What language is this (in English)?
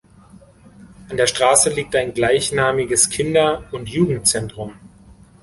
German